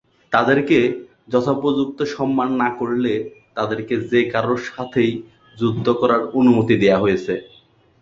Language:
Bangla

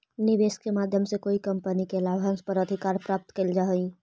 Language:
Magahi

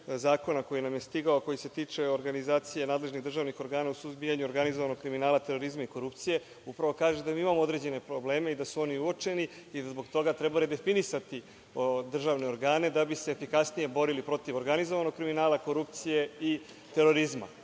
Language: Serbian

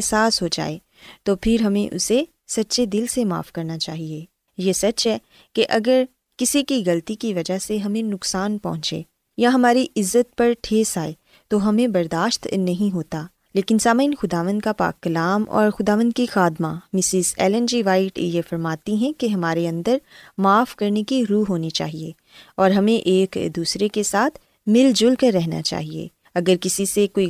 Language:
Urdu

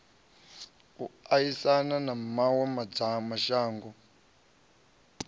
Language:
Venda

